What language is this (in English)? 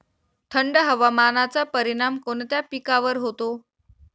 Marathi